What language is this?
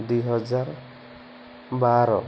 Odia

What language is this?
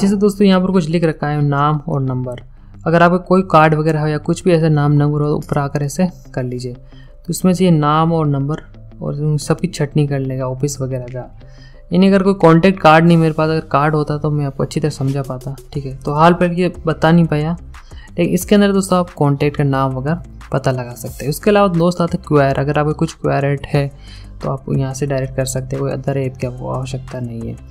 Hindi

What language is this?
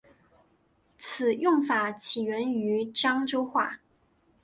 Chinese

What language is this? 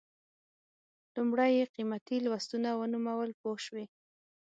Pashto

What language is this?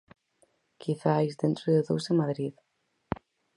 Galician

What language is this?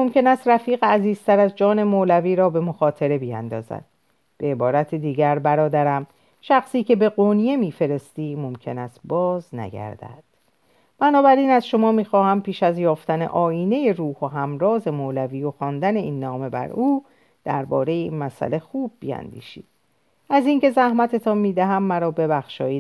Persian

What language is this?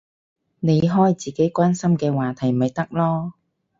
Cantonese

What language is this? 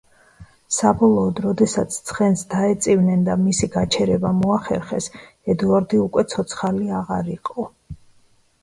Georgian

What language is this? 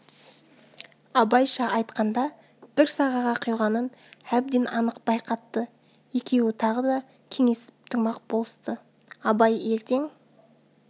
Kazakh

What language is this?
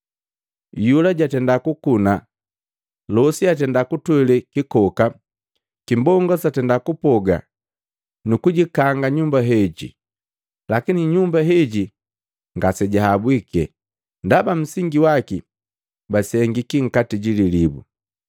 Matengo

